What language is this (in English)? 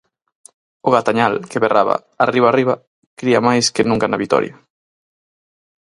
Galician